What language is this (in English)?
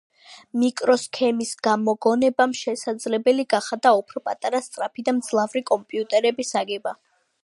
Georgian